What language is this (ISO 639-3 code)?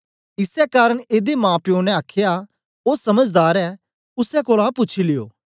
doi